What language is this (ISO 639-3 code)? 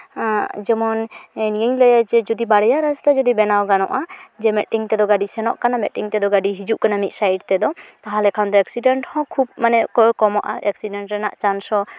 sat